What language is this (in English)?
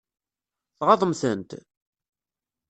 Kabyle